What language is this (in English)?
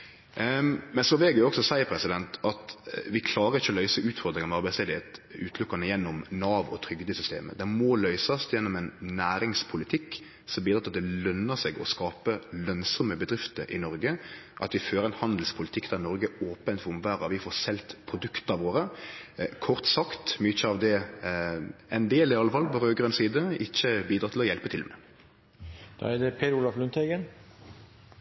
Norwegian Nynorsk